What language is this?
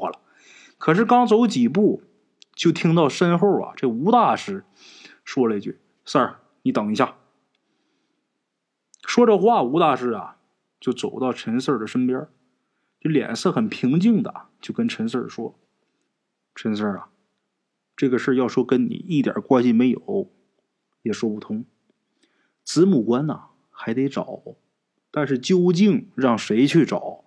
Chinese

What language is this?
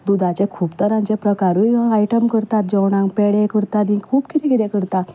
Konkani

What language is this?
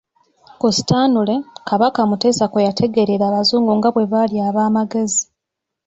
Ganda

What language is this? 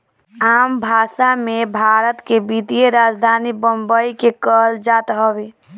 Bhojpuri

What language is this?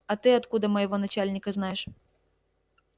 Russian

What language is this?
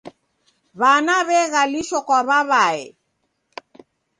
Taita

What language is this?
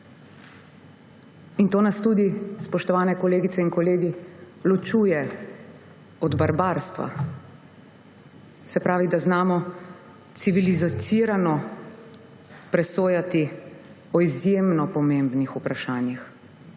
Slovenian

